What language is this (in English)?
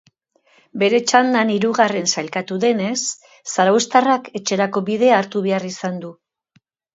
Basque